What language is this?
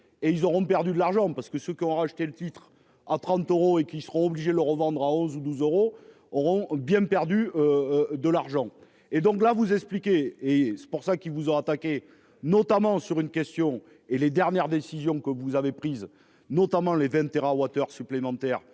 French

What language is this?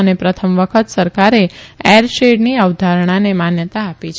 Gujarati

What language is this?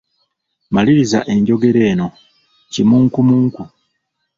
Ganda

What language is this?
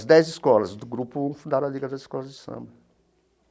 Portuguese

